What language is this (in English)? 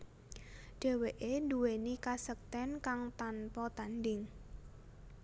Javanese